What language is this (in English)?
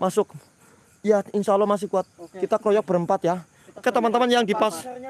Indonesian